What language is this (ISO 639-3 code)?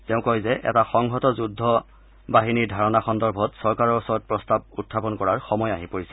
asm